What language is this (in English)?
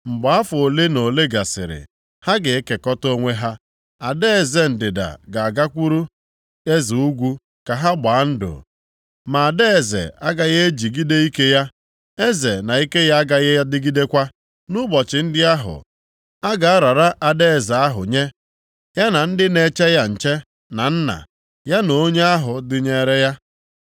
Igbo